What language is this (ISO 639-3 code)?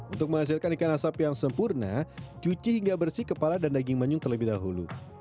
ind